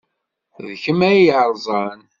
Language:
Kabyle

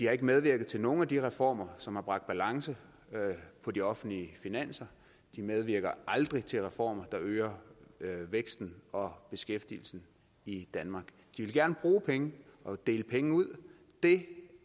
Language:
Danish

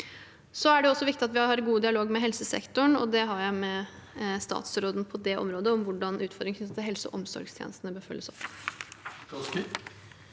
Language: Norwegian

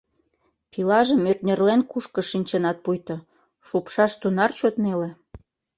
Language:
Mari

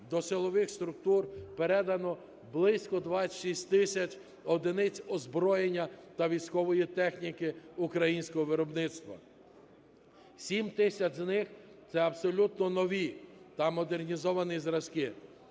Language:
Ukrainian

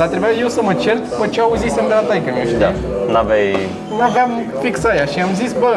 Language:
Romanian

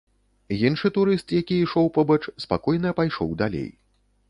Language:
Belarusian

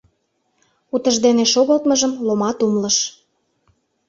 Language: Mari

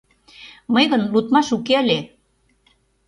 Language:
Mari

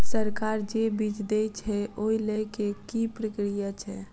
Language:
Maithili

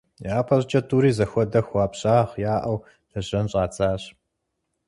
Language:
Kabardian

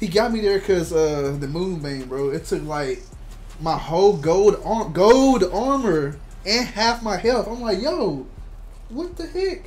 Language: English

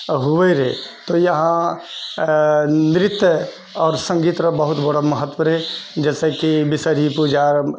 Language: Maithili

